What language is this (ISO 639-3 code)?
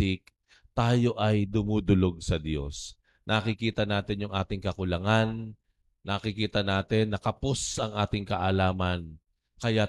fil